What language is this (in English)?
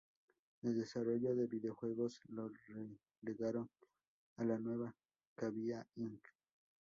Spanish